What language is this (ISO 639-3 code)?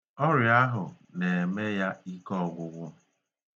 ibo